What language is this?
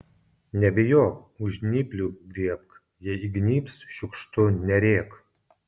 Lithuanian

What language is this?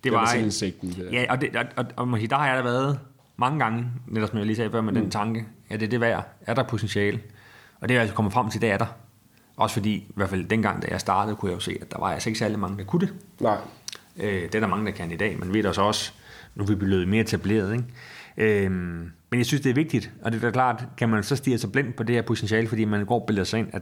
Danish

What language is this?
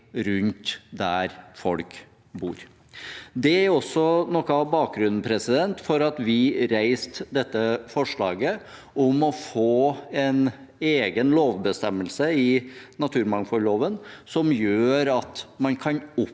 Norwegian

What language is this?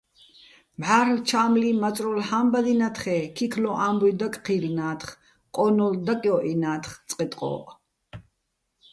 Bats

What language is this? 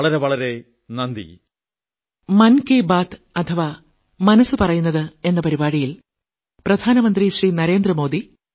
Malayalam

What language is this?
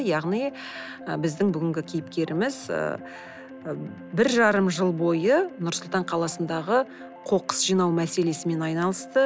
Kazakh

